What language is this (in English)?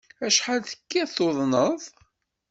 Kabyle